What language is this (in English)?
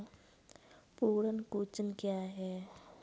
Hindi